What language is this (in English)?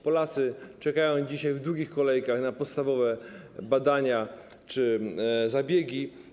Polish